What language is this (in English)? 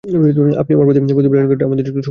Bangla